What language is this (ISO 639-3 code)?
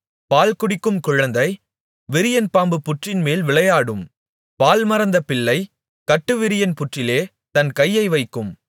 tam